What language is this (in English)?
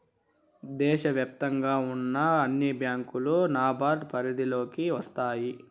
Telugu